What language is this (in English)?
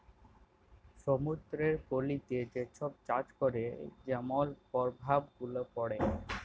Bangla